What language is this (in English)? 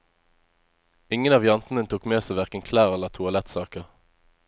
Norwegian